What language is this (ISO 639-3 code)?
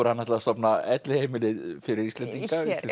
isl